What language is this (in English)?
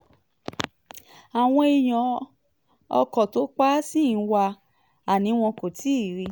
Yoruba